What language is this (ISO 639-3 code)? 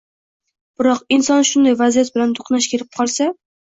uzb